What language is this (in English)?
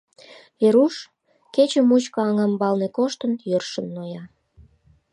Mari